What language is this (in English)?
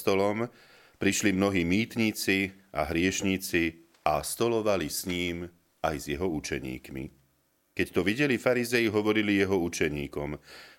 Slovak